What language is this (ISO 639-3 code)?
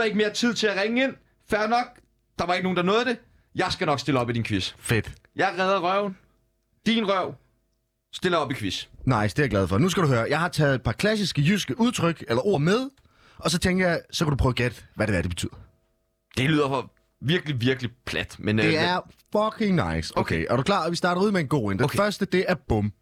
dan